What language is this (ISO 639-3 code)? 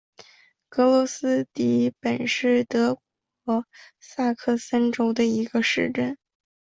zho